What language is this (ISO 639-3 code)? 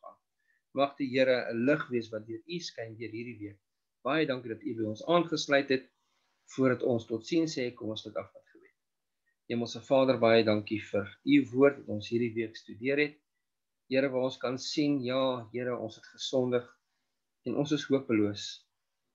nld